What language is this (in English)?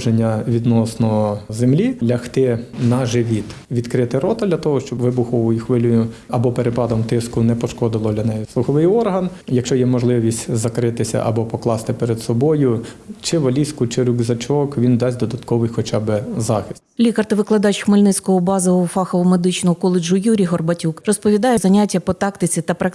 Ukrainian